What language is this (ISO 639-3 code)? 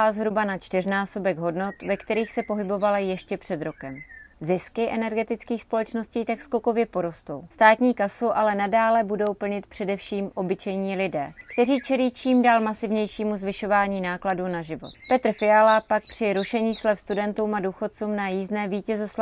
ces